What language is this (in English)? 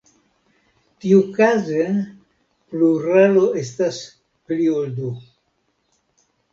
Esperanto